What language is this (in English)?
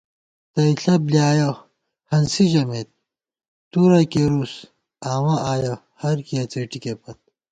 Gawar-Bati